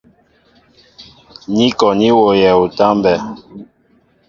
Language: Mbo (Cameroon)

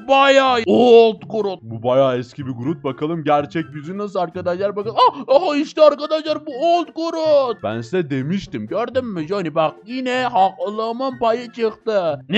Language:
Turkish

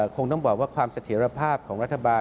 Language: Thai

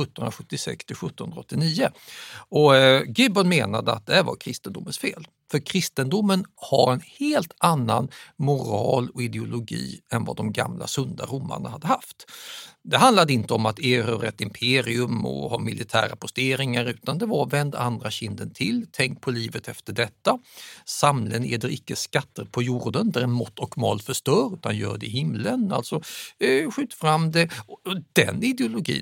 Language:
Swedish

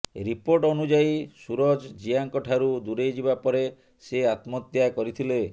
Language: Odia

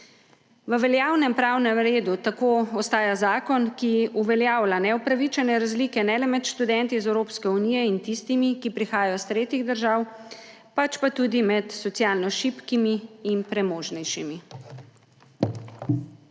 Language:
Slovenian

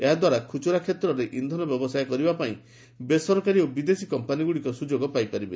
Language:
Odia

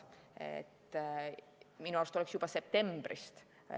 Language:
Estonian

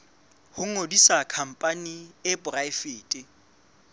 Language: Southern Sotho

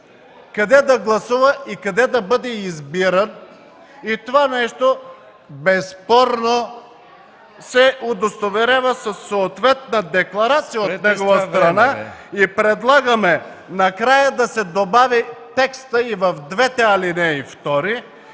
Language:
Bulgarian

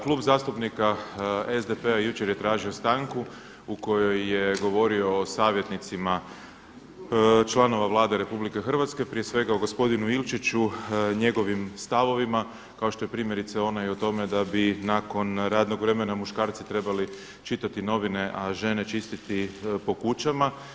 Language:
Croatian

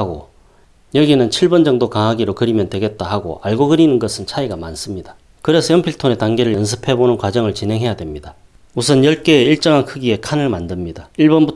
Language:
Korean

